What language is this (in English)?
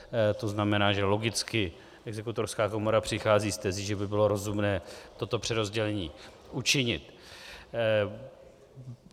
Czech